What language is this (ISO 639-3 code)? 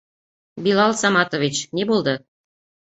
bak